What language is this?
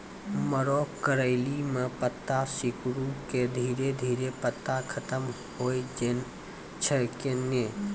Maithili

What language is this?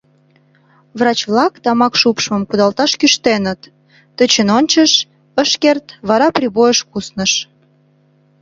Mari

